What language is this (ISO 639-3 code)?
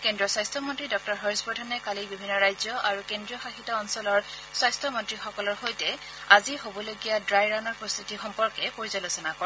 asm